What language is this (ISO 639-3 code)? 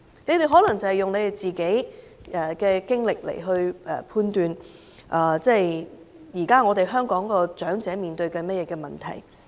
yue